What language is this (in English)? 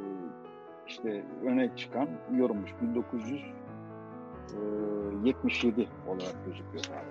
Turkish